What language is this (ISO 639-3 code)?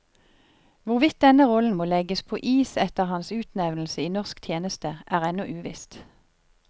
nor